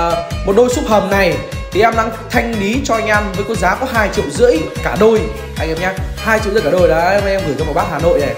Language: Vietnamese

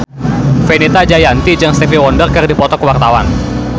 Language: Sundanese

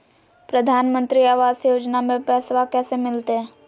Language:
Magahi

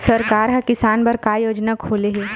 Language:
Chhattisgarhi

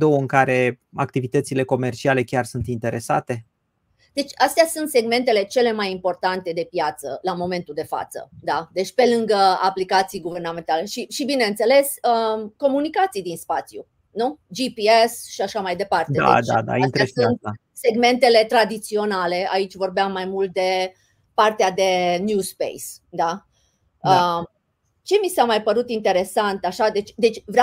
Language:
Romanian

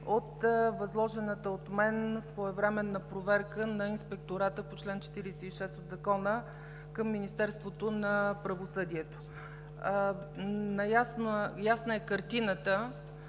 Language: Bulgarian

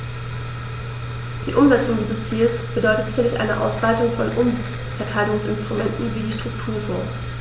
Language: German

